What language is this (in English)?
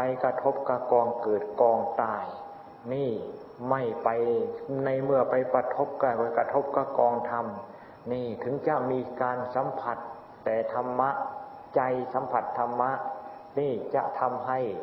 Thai